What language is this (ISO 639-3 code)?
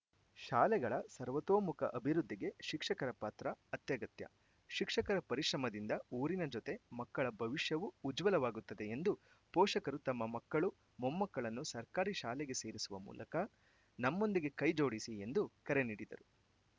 kan